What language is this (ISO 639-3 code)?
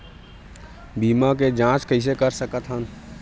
hne